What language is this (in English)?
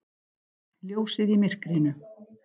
Icelandic